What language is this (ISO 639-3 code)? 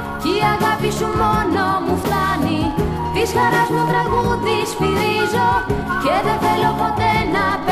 ell